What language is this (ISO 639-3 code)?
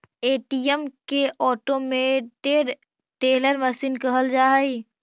mag